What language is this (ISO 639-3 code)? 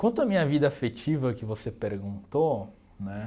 por